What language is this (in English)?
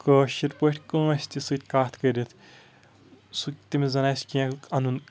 Kashmiri